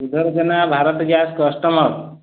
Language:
Odia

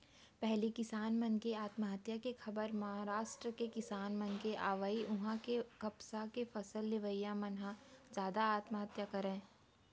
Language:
Chhattisgarhi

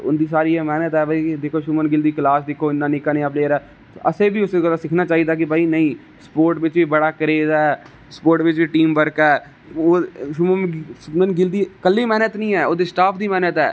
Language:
Dogri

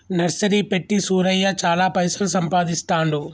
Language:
Telugu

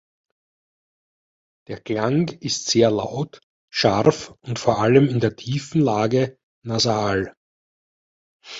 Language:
German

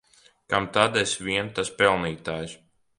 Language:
Latvian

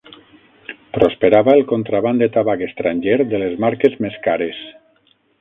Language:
Catalan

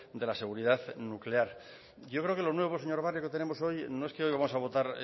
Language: Spanish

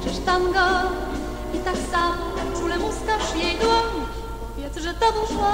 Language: Polish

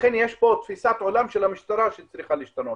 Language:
Hebrew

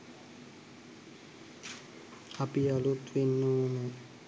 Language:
Sinhala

